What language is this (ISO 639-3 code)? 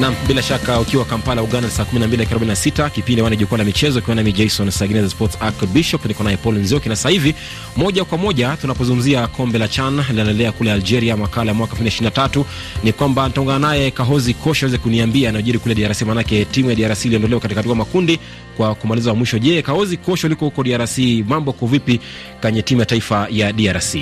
swa